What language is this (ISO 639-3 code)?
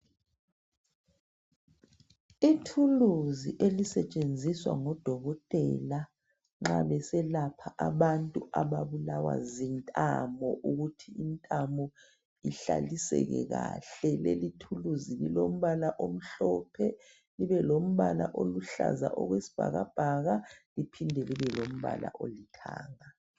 nde